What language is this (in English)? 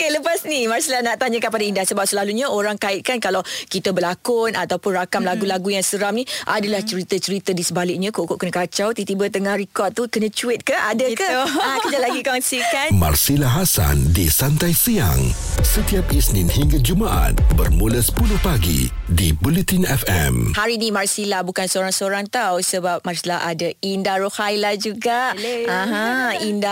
Malay